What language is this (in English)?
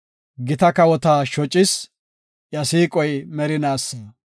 Gofa